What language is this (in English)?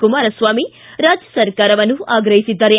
Kannada